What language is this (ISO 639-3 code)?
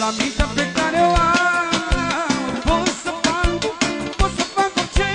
ron